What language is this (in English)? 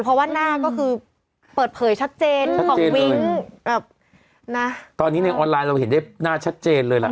Thai